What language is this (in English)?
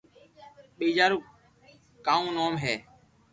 Loarki